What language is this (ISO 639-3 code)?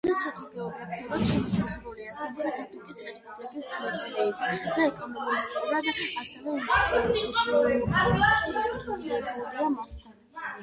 kat